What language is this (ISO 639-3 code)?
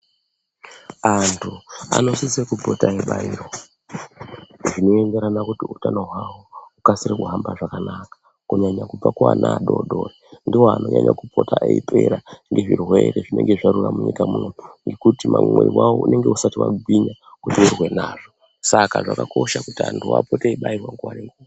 ndc